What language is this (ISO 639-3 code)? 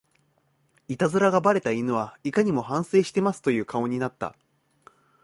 jpn